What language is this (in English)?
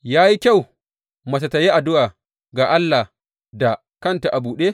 Hausa